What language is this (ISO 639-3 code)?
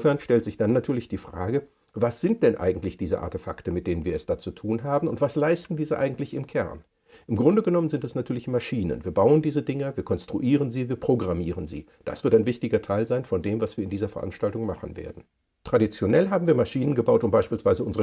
deu